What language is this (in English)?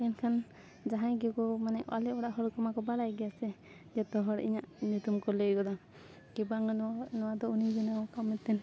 Santali